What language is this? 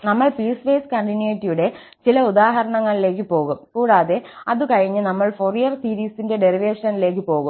Malayalam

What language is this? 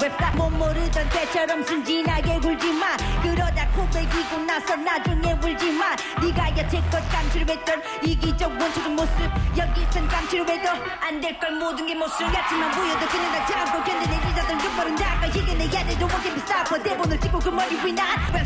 Romanian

